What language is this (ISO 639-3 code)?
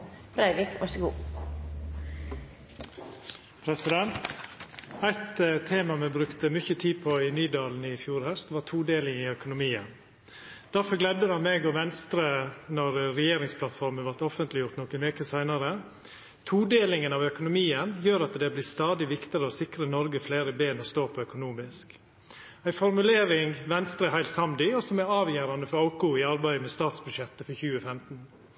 nno